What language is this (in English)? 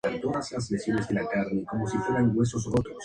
Spanish